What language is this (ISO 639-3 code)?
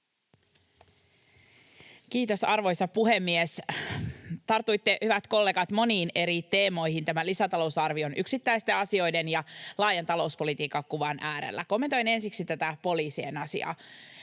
fin